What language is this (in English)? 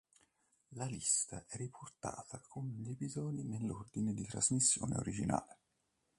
Italian